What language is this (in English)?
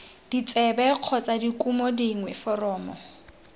Tswana